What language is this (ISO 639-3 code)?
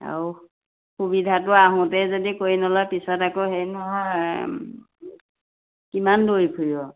asm